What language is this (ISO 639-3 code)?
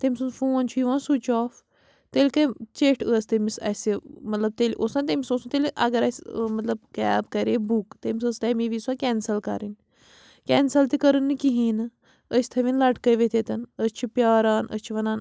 kas